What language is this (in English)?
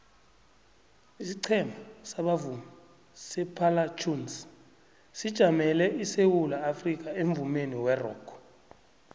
South Ndebele